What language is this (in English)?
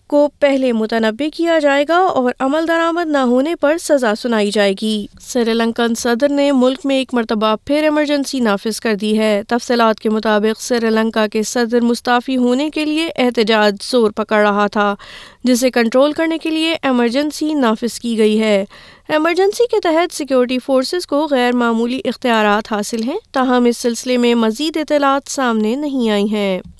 Urdu